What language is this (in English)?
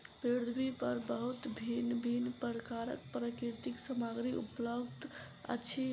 Maithili